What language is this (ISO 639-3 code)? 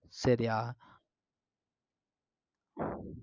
tam